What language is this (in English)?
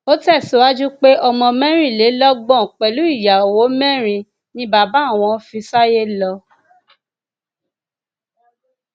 Yoruba